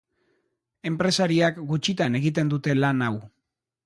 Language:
Basque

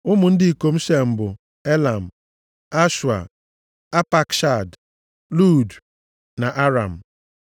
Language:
Igbo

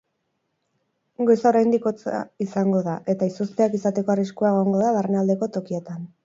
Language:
Basque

